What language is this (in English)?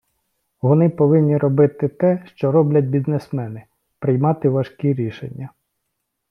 Ukrainian